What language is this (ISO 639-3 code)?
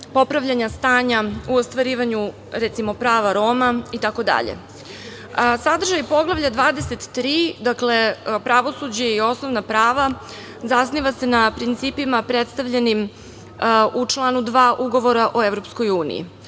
srp